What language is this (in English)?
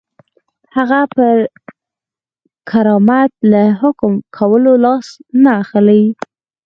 Pashto